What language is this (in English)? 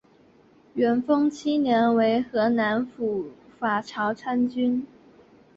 Chinese